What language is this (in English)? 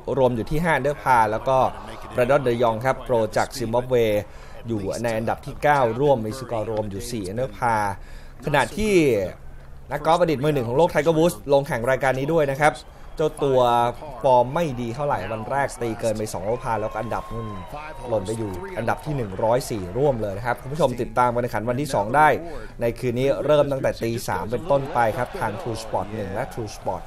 Thai